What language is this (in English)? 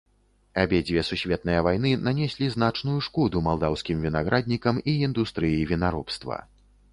Belarusian